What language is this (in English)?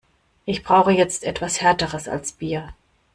German